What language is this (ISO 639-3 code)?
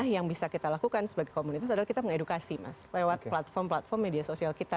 ind